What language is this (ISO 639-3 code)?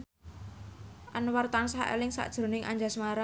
jav